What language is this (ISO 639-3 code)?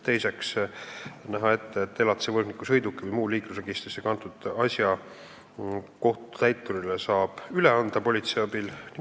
est